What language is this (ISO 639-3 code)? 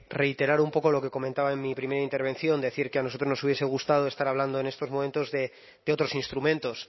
spa